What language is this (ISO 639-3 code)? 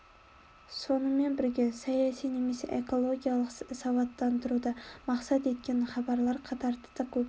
kaz